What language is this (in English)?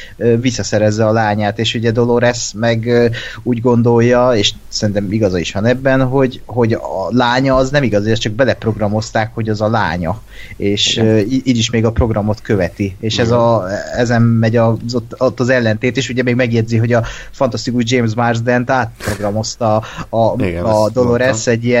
Hungarian